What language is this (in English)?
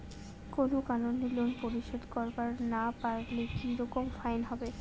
Bangla